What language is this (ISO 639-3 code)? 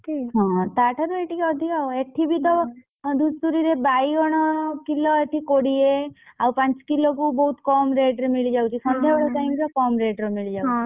ori